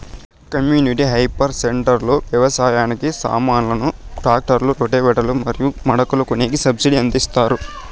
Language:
Telugu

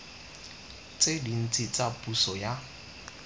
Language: Tswana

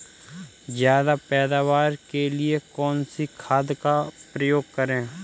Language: Hindi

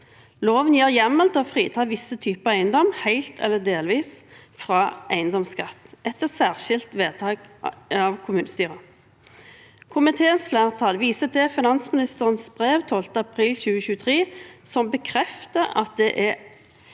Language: Norwegian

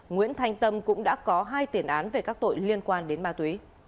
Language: Vietnamese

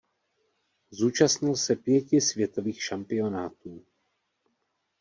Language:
Czech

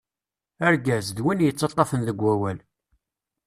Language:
Kabyle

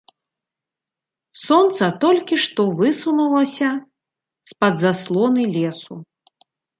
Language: Belarusian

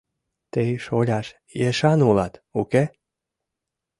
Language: Mari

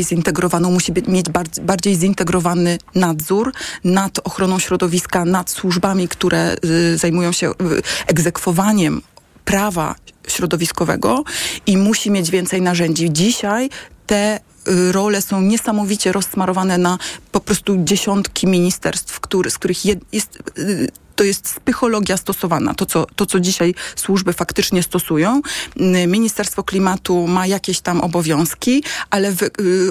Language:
Polish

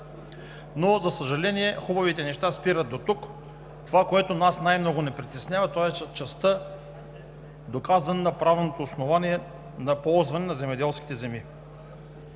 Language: Bulgarian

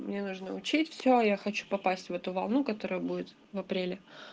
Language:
Russian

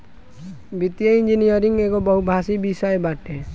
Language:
Bhojpuri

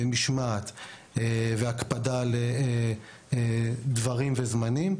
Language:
Hebrew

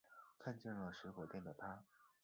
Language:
Chinese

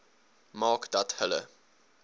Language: Afrikaans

